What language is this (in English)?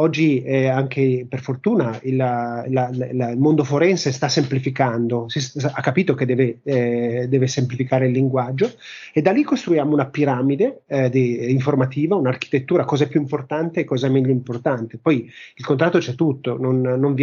Italian